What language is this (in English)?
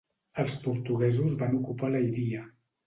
Catalan